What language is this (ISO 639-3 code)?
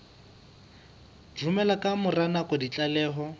sot